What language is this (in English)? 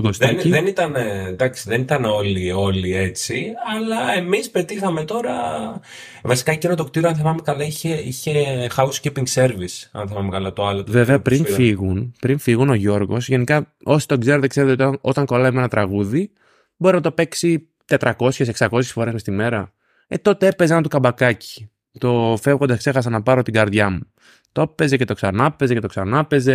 Greek